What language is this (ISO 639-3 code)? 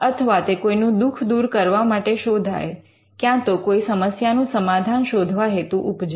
guj